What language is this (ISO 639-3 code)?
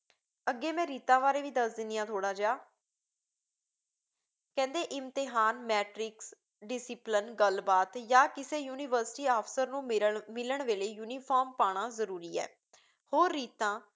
pan